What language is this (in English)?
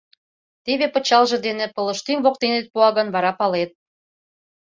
Mari